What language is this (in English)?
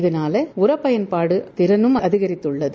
Tamil